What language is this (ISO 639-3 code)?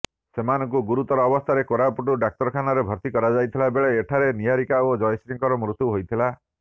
ori